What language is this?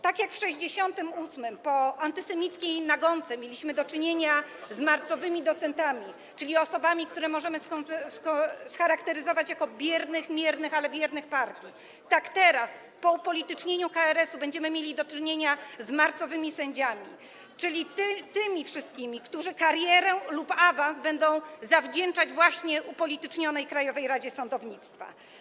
Polish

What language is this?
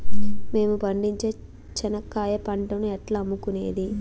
Telugu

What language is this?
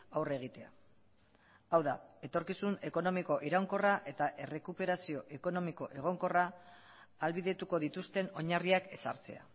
Basque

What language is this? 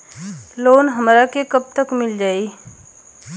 Bhojpuri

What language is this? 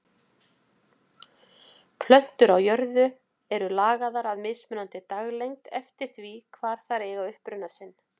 Icelandic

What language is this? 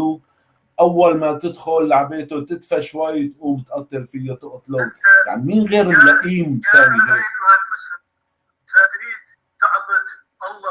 Arabic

